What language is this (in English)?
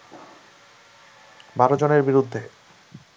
Bangla